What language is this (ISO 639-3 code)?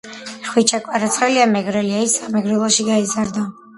kat